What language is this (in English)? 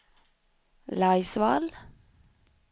Swedish